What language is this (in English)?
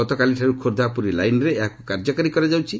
Odia